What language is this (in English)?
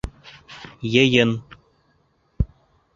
Bashkir